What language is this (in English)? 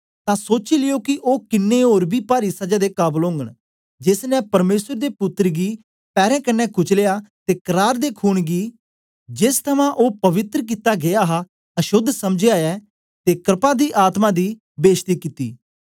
Dogri